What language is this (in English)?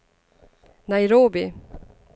Swedish